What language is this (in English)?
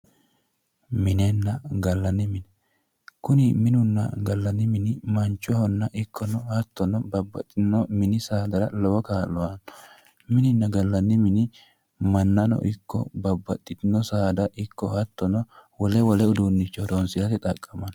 Sidamo